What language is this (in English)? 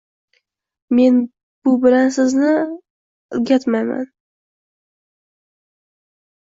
Uzbek